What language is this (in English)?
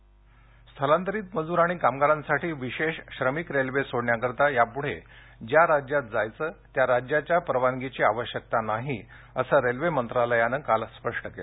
Marathi